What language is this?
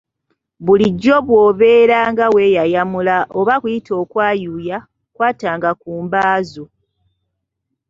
Ganda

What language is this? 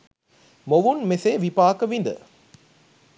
Sinhala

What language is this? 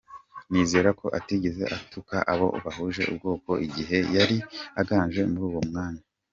Kinyarwanda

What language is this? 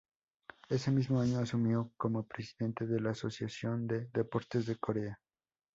Spanish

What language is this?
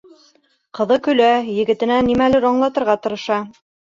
Bashkir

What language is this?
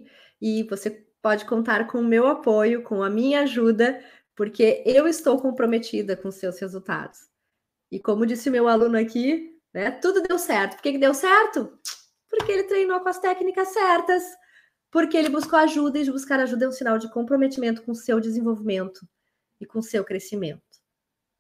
Portuguese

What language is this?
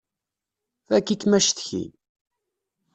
Kabyle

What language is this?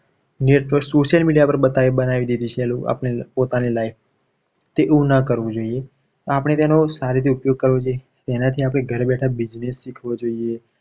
Gujarati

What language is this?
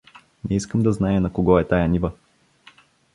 Bulgarian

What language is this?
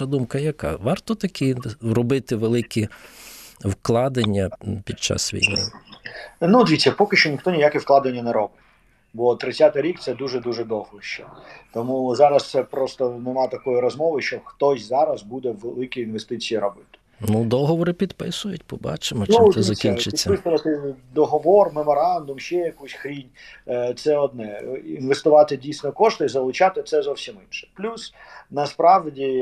Ukrainian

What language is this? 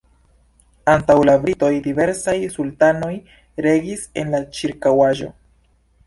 Esperanto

